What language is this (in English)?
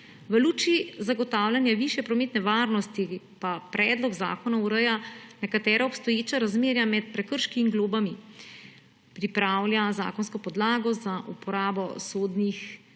Slovenian